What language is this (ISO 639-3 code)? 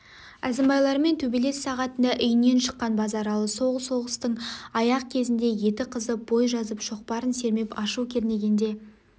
kaz